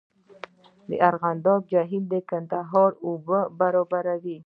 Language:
Pashto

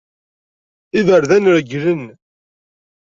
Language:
Kabyle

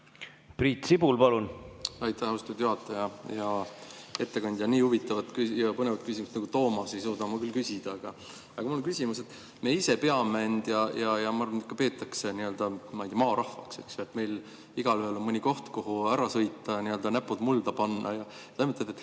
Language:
Estonian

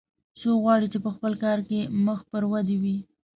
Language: Pashto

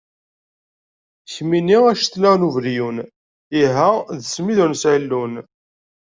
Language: Kabyle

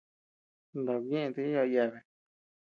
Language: Tepeuxila Cuicatec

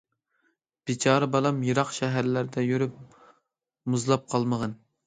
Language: Uyghur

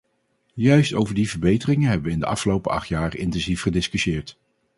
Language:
Dutch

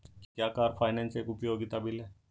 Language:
Hindi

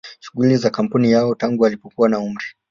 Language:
Swahili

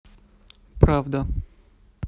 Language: Russian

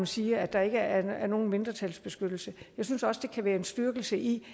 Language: Danish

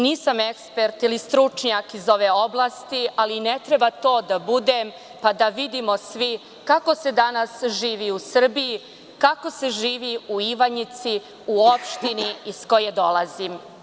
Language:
Serbian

